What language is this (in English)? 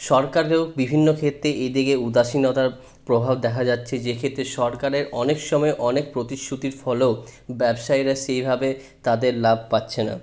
Bangla